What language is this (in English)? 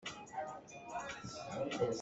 Hakha Chin